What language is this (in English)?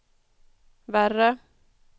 Swedish